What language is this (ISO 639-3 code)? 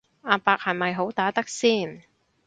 yue